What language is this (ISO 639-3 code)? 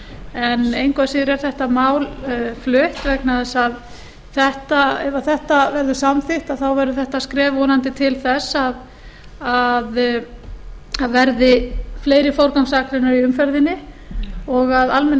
isl